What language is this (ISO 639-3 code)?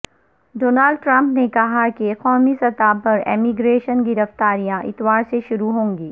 urd